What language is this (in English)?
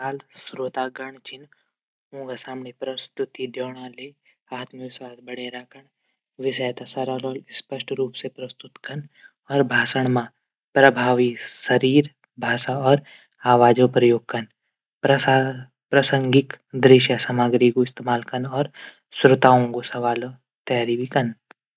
Garhwali